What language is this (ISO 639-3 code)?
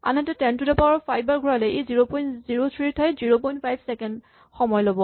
asm